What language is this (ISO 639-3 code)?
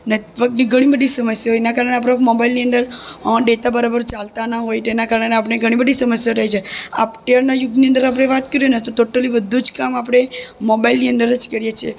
guj